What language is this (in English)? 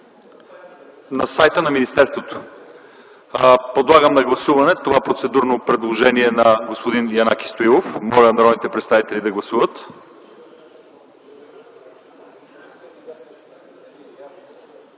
Bulgarian